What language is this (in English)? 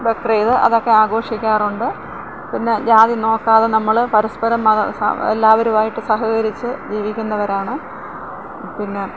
Malayalam